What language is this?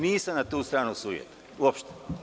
Serbian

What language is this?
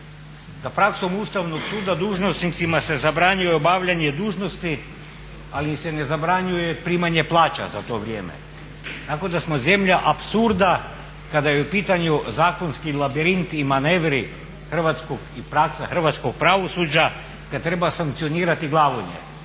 Croatian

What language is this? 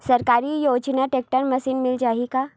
Chhattisgarhi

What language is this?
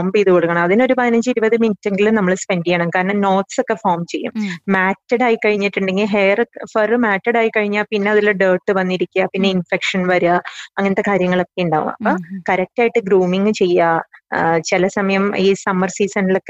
Malayalam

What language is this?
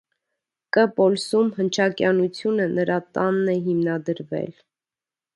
Armenian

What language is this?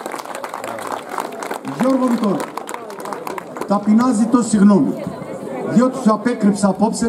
Greek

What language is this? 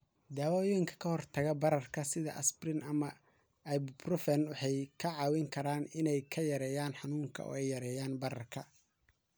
Somali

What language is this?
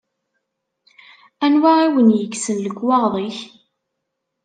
Kabyle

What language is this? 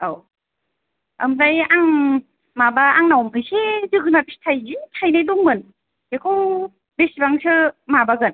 Bodo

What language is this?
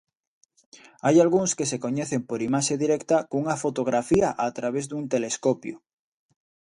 Galician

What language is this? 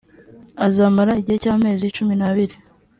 Kinyarwanda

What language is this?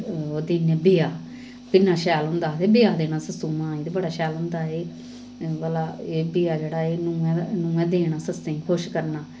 Dogri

